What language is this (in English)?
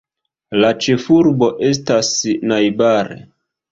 Esperanto